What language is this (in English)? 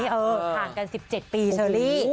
Thai